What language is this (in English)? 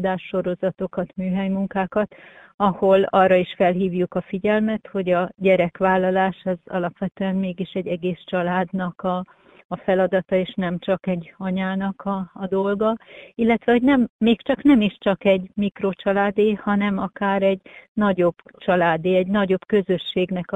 Hungarian